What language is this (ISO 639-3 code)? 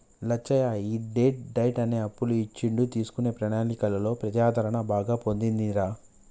tel